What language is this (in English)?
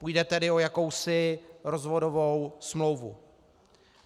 Czech